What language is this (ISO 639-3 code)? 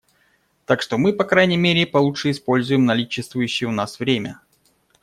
rus